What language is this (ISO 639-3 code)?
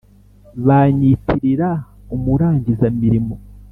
kin